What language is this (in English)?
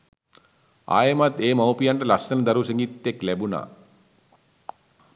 Sinhala